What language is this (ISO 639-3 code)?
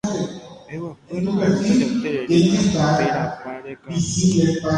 grn